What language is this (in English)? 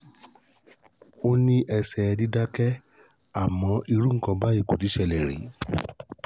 Yoruba